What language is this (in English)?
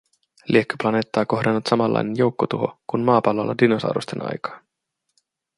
Finnish